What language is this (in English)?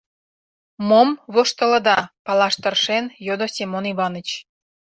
Mari